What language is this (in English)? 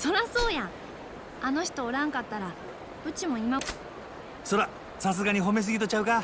Japanese